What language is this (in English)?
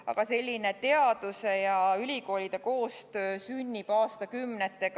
Estonian